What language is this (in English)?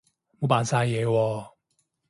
Cantonese